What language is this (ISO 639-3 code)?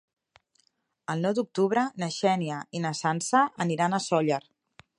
cat